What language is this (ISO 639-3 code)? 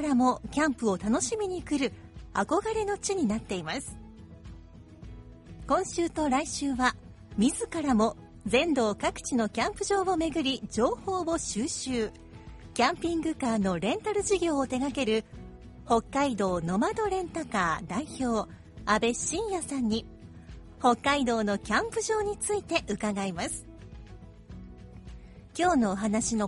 jpn